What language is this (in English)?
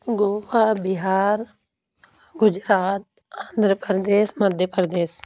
Urdu